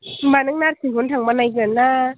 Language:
Bodo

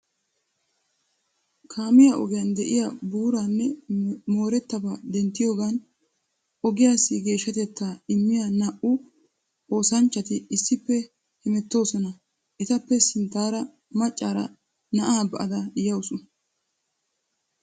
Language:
Wolaytta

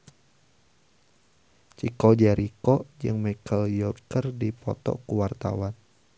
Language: Sundanese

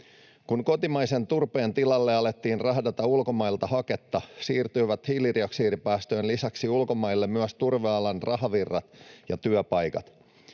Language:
Finnish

